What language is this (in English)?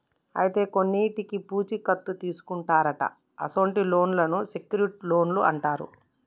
Telugu